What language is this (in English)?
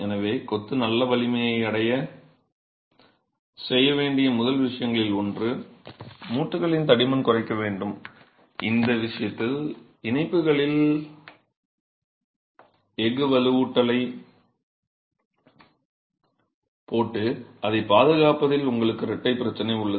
Tamil